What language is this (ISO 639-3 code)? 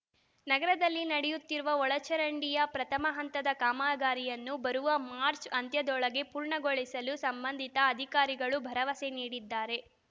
kan